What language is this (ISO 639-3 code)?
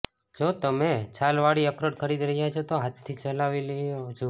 guj